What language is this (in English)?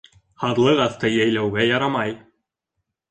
Bashkir